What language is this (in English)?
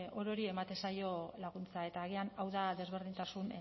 Basque